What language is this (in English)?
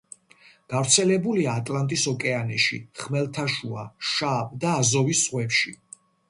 Georgian